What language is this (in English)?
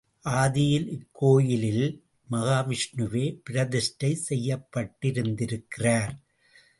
Tamil